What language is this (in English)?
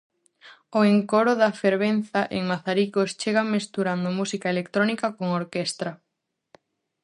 Galician